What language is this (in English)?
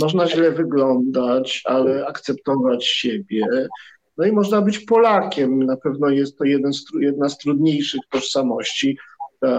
Polish